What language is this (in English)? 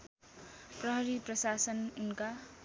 Nepali